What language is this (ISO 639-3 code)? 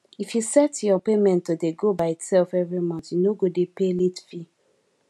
pcm